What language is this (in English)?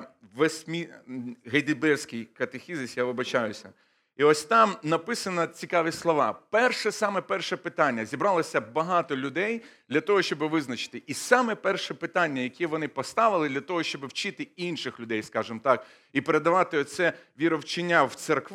Ukrainian